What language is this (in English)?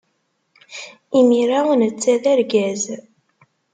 Kabyle